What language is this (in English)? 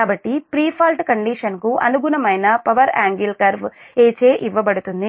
Telugu